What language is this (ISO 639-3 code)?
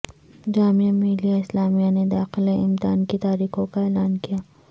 urd